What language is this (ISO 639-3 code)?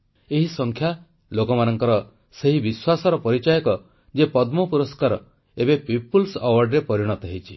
ori